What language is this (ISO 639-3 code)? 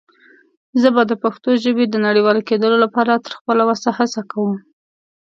pus